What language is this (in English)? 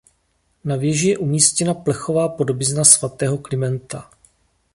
Czech